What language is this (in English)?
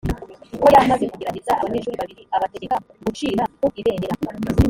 Kinyarwanda